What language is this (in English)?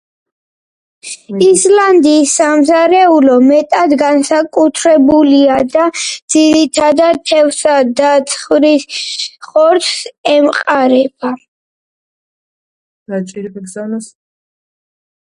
Georgian